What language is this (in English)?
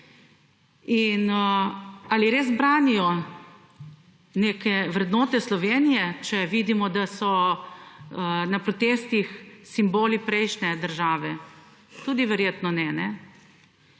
Slovenian